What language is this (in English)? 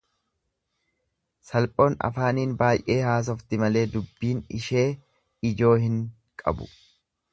Oromo